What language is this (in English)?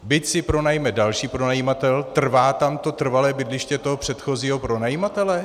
Czech